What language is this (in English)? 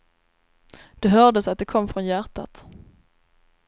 Swedish